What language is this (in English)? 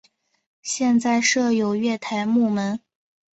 Chinese